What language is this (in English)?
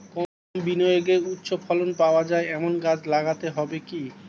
Bangla